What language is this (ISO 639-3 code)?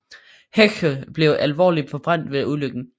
dan